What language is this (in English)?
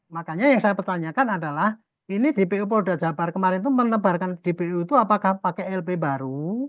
Indonesian